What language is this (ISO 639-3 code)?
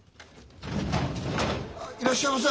jpn